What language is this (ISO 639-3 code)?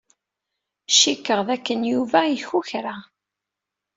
kab